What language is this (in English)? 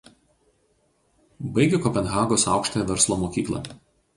Lithuanian